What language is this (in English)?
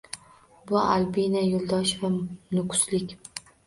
Uzbek